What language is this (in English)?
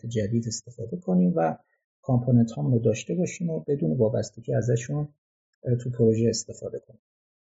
Persian